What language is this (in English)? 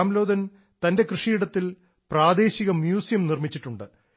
Malayalam